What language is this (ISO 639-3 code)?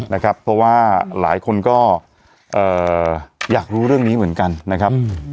tha